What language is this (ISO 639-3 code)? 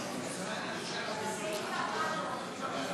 heb